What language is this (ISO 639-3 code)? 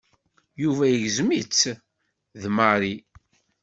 kab